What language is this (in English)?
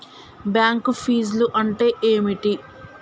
Telugu